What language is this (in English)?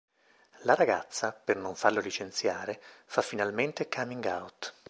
Italian